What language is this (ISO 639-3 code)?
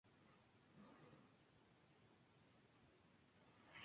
spa